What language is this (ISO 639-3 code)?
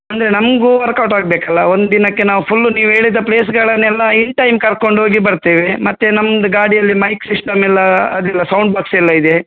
kan